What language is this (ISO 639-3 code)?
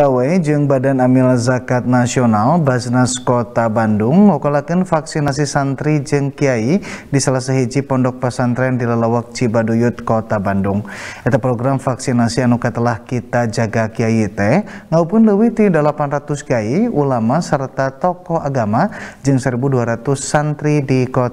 ind